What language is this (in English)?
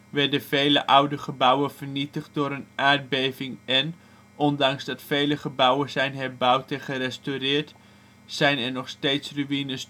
Dutch